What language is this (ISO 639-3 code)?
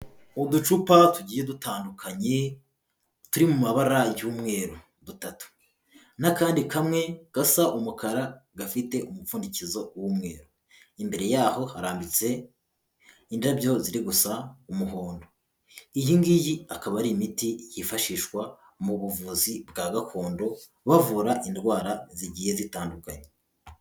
kin